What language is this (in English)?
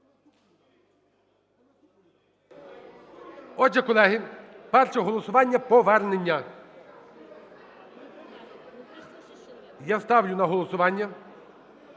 Ukrainian